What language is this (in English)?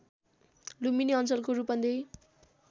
Nepali